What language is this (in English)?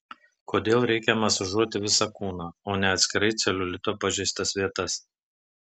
Lithuanian